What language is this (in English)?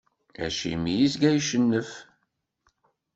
Kabyle